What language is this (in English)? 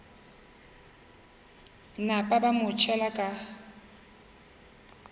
Northern Sotho